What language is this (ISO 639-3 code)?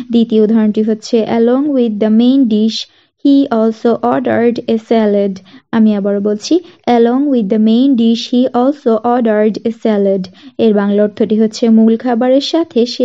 ben